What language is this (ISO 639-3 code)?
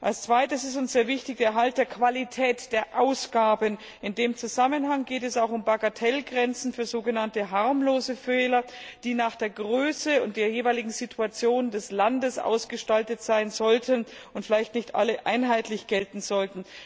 deu